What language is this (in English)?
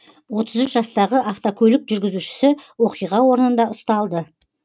Kazakh